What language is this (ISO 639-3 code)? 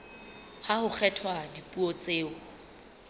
sot